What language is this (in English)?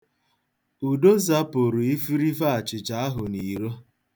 Igbo